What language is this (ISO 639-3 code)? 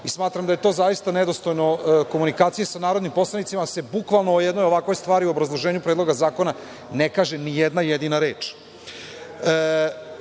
srp